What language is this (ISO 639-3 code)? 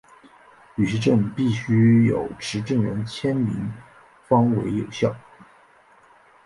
zho